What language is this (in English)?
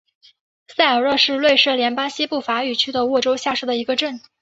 Chinese